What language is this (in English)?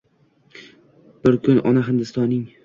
Uzbek